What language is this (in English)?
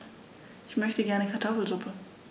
German